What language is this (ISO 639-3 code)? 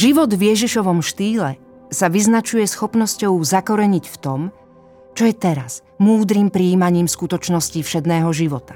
slk